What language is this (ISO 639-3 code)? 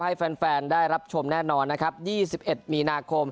tha